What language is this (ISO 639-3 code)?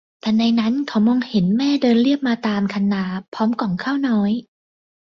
tha